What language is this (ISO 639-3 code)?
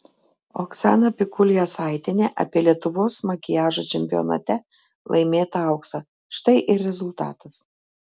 lit